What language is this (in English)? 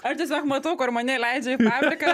Lithuanian